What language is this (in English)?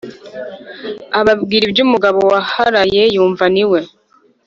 Kinyarwanda